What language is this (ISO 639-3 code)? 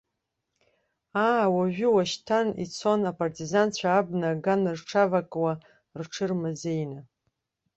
abk